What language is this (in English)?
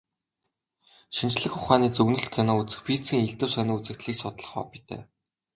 Mongolian